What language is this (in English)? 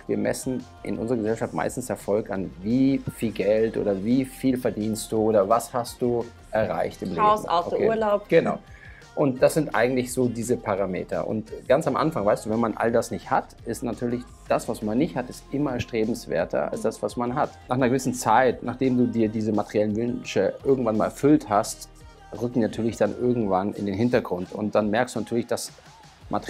German